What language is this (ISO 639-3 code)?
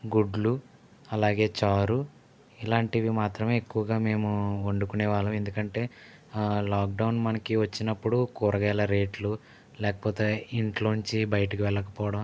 tel